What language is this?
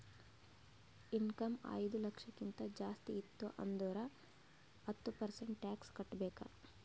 Kannada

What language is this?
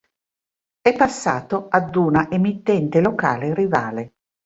Italian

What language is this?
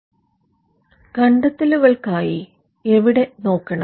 Malayalam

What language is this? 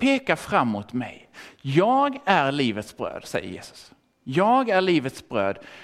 Swedish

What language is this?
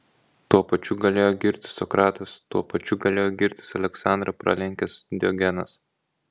Lithuanian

